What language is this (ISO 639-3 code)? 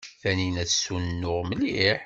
kab